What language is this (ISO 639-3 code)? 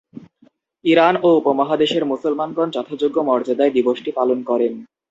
ben